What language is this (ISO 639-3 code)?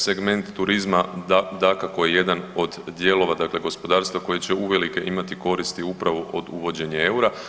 hrv